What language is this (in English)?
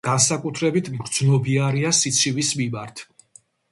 Georgian